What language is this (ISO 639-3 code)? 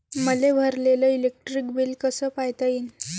mar